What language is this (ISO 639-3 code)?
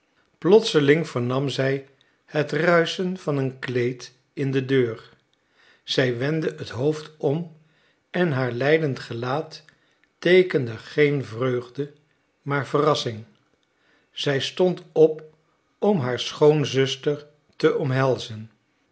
nld